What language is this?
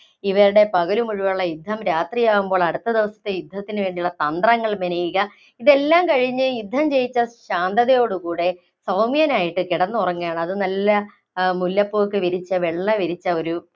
Malayalam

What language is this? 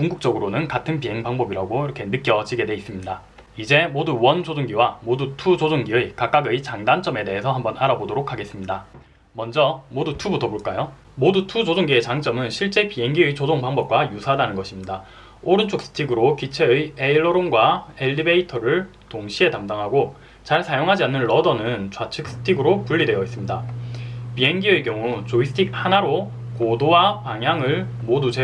Korean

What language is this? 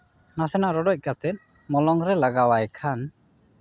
Santali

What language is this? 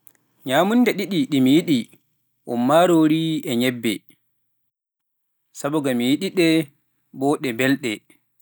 Pular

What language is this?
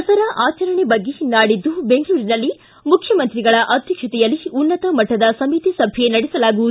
Kannada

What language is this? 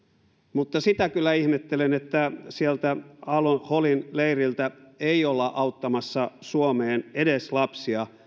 Finnish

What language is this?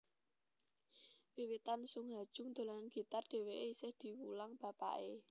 Javanese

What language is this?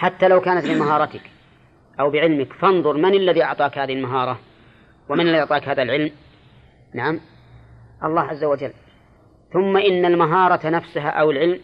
Arabic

